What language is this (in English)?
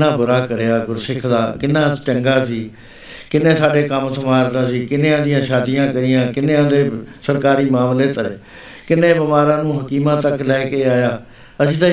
Punjabi